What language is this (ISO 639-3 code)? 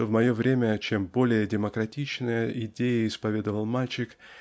rus